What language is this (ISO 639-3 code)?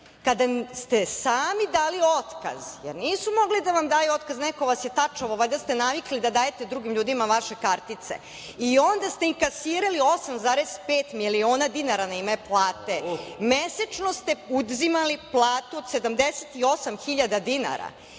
srp